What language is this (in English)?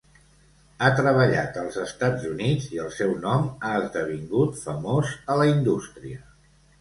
Catalan